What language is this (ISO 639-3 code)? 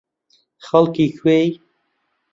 ckb